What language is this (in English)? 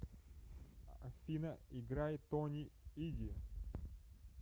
Russian